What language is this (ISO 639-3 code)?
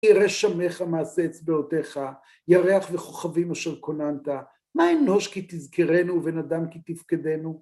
heb